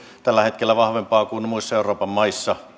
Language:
Finnish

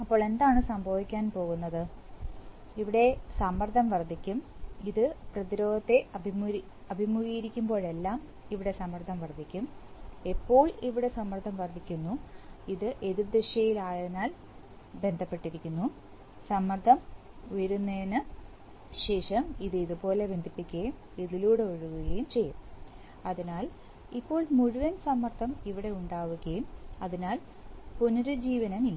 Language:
Malayalam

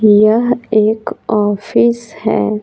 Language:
Hindi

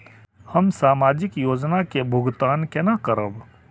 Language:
Maithili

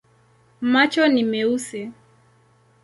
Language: Swahili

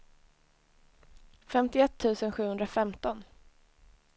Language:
Swedish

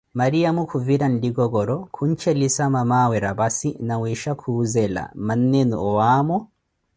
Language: Koti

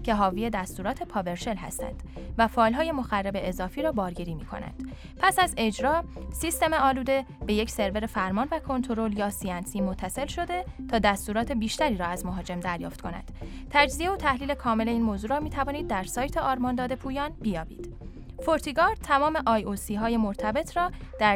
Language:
Persian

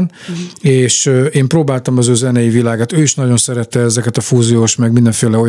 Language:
Hungarian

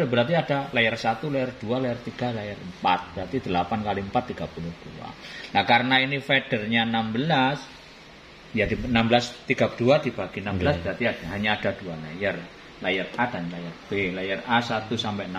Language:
Indonesian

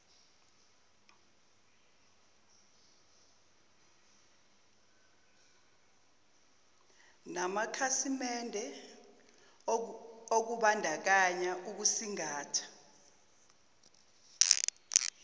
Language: Zulu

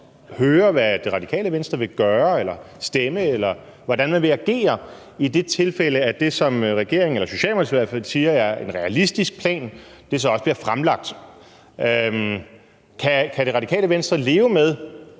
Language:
Danish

